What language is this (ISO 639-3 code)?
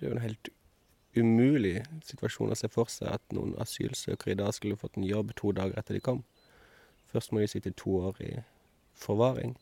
swe